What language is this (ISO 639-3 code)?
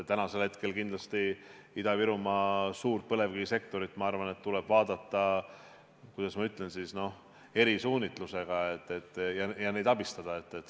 est